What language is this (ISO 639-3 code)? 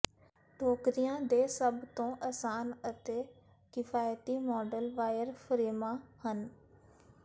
pan